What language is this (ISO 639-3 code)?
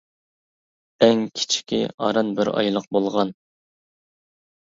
uig